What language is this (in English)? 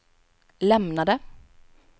Swedish